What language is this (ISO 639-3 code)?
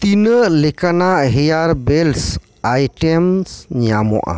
sat